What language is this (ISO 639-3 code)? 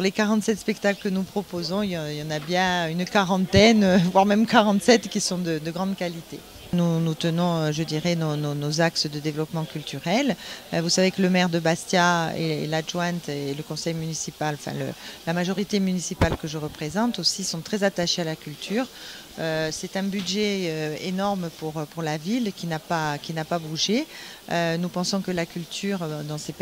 fra